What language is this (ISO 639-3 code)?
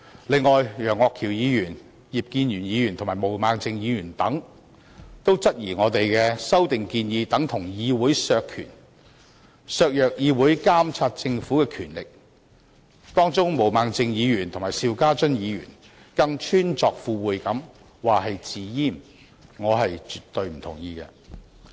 yue